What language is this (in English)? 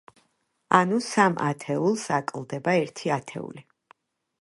Georgian